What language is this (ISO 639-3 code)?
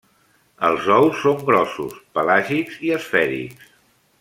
cat